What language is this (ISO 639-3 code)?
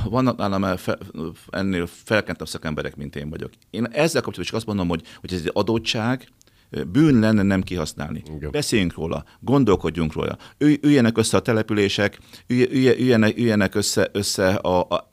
hun